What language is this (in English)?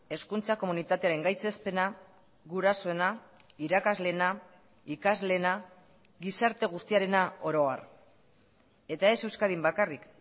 Basque